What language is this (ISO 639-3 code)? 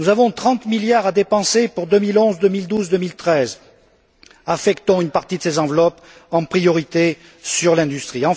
fra